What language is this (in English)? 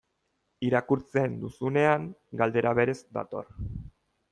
Basque